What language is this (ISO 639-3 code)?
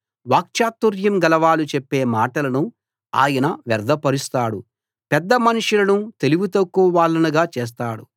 tel